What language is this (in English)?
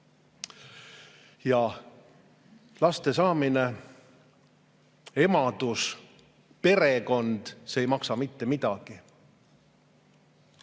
Estonian